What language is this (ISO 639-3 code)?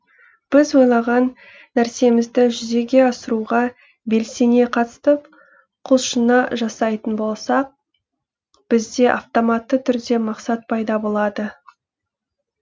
kaz